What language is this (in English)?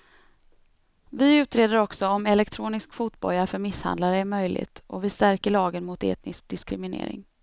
Swedish